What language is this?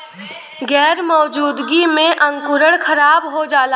Bhojpuri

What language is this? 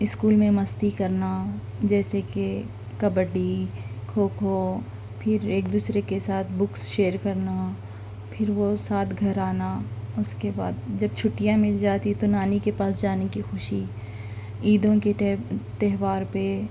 Urdu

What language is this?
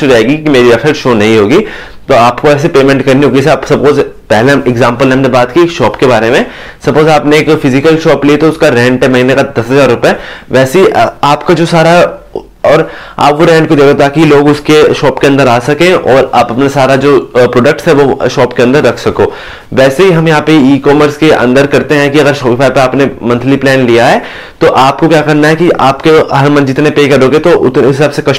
Hindi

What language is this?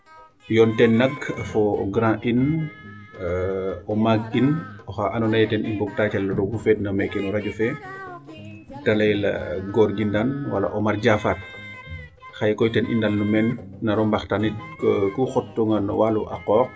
Serer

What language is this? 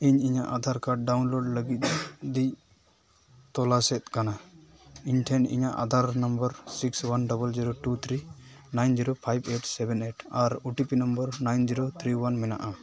Santali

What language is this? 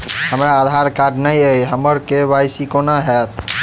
Maithili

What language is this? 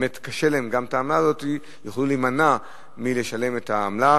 Hebrew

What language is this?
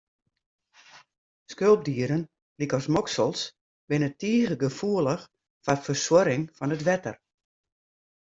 Western Frisian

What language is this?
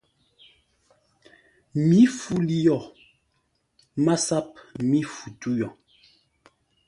Ngombale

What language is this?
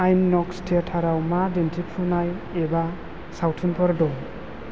Bodo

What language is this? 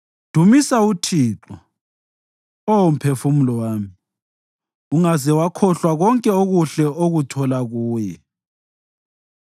North Ndebele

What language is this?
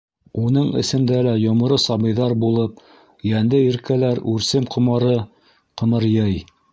Bashkir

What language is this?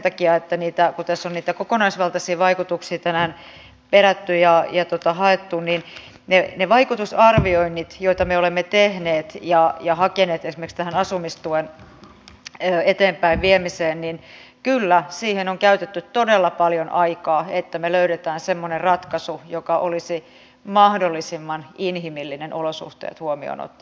Finnish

